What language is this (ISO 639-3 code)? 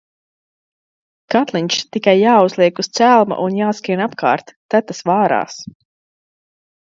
lav